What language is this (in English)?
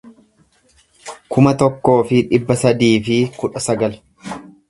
Oromo